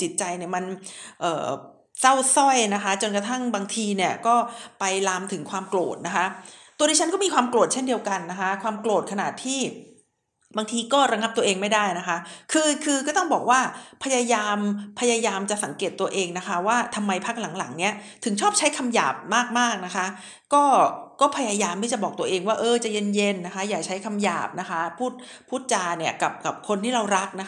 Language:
Thai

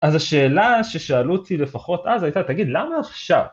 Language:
Hebrew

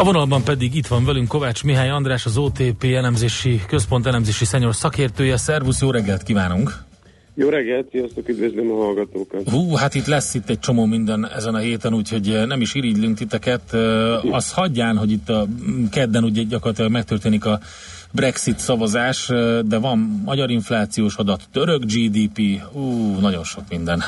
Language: Hungarian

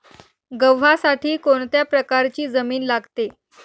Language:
Marathi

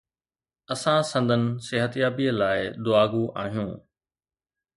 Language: Sindhi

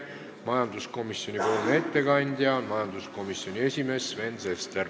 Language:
Estonian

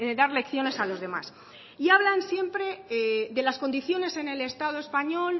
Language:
Spanish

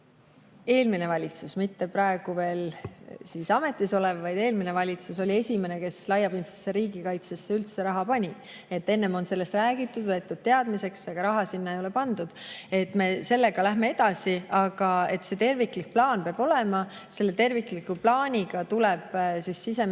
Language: Estonian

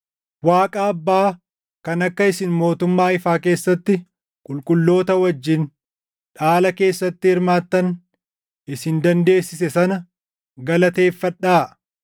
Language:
Oromo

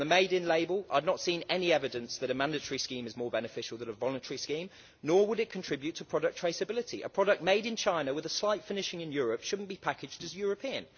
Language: English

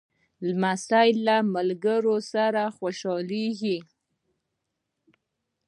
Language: Pashto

